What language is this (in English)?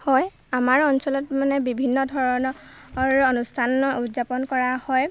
Assamese